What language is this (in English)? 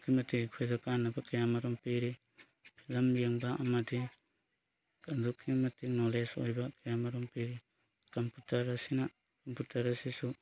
Manipuri